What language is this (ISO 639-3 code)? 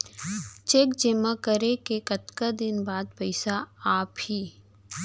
hne